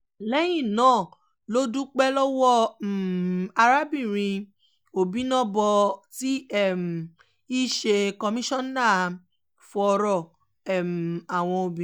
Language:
Yoruba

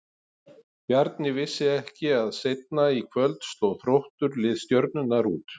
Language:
Icelandic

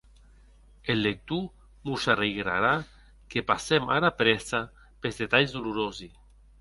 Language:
Occitan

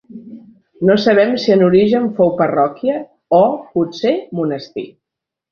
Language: Catalan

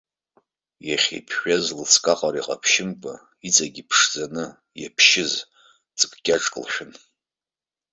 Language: Abkhazian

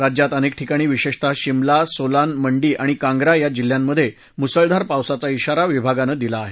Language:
Marathi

